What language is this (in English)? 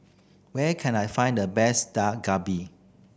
English